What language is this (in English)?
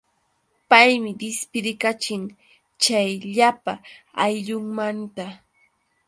Yauyos Quechua